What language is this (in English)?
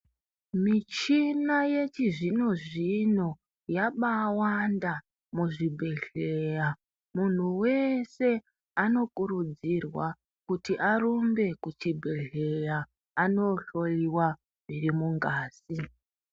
Ndau